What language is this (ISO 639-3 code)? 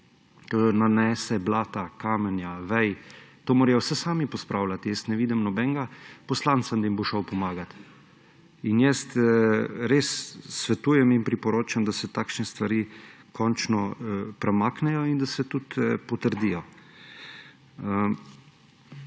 slv